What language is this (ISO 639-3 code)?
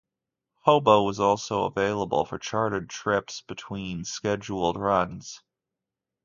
eng